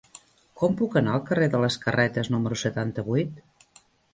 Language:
Catalan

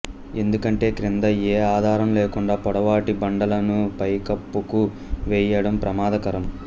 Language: Telugu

